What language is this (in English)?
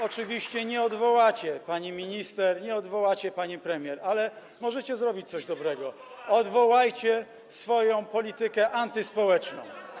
Polish